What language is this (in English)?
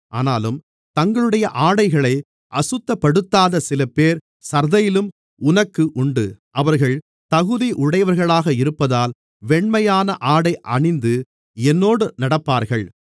Tamil